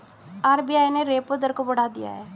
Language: Hindi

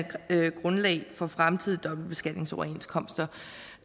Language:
Danish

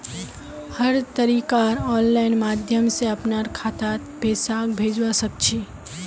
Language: Magahi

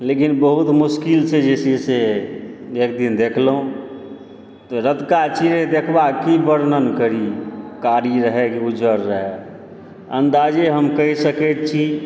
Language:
Maithili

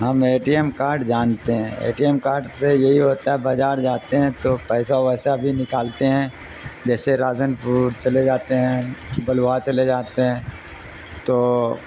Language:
Urdu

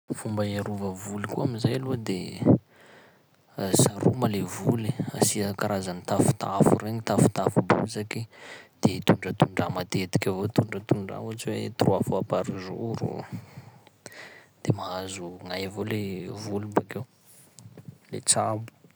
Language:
Sakalava Malagasy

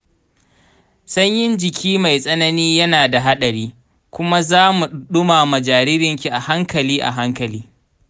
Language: Hausa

